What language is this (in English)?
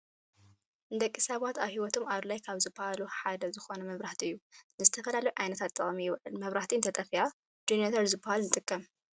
Tigrinya